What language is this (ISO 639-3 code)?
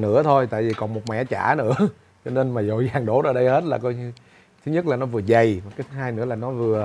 vie